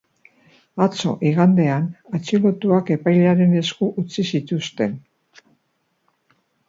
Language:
Basque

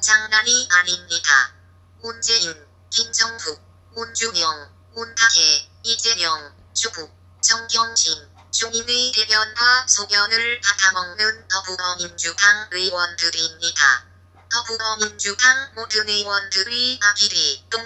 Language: Korean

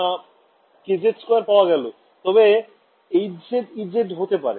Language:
Bangla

